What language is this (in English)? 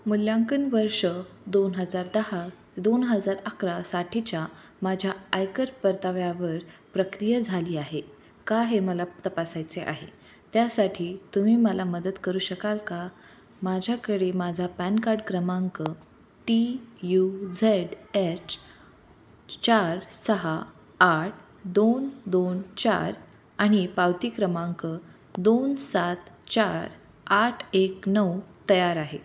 Marathi